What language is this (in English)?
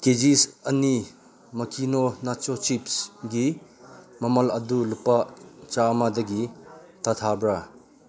Manipuri